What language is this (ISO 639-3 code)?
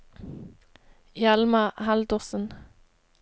nor